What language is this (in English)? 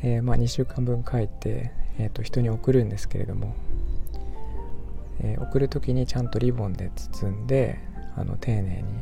Japanese